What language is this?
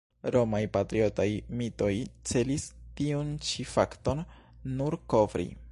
Esperanto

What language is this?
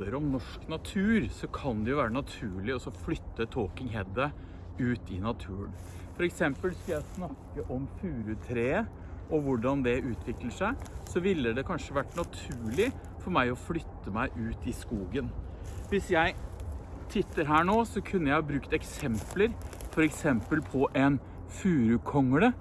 Norwegian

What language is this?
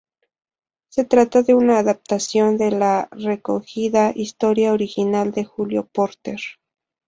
Spanish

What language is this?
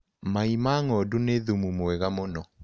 Kikuyu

